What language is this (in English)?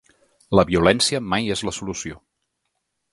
Catalan